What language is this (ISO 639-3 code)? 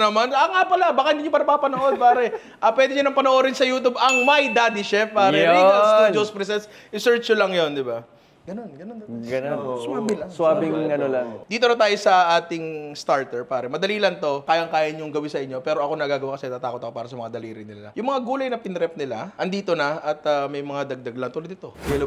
fil